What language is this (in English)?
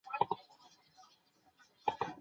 Chinese